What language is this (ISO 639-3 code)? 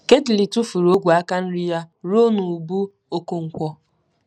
ibo